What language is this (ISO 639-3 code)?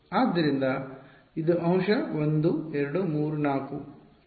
kan